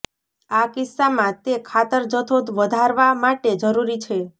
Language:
Gujarati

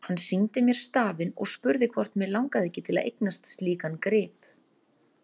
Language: Icelandic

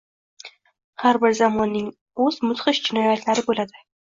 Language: Uzbek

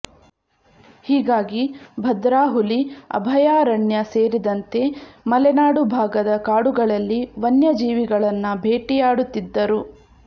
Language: Kannada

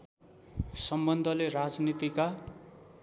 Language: Nepali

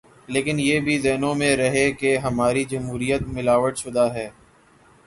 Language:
Urdu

